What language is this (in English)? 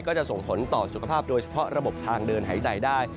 Thai